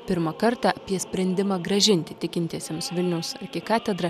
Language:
Lithuanian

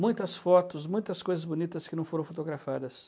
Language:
Portuguese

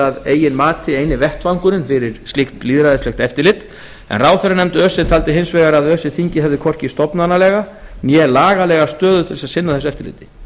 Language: Icelandic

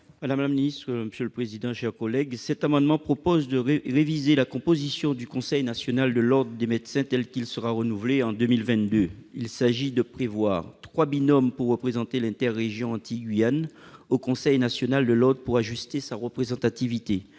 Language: French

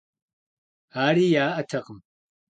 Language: Kabardian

